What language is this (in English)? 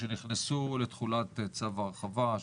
Hebrew